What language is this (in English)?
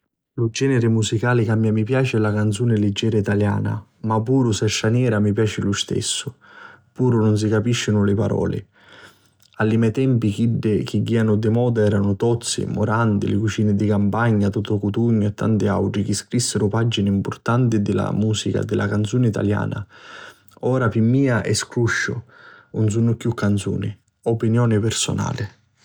Sicilian